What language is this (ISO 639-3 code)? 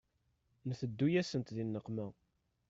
kab